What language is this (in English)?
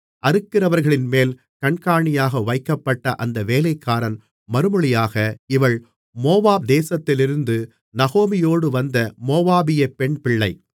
Tamil